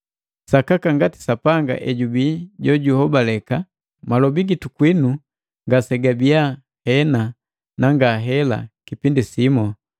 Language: Matengo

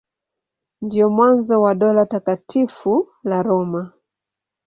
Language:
Swahili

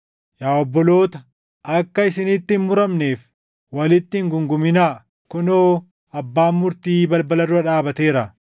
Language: Oromo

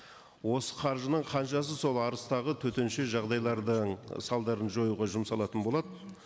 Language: Kazakh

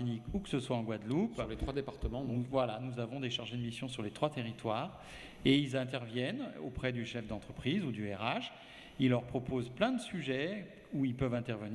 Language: French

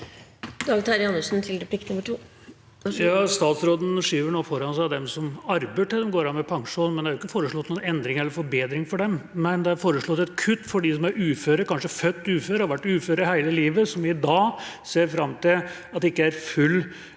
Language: Norwegian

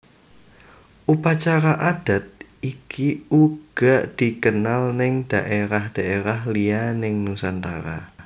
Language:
Javanese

